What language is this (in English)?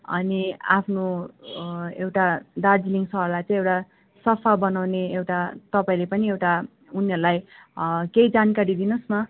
Nepali